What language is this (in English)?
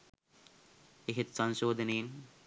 Sinhala